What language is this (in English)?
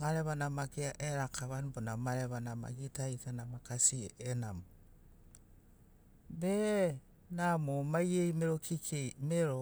Sinaugoro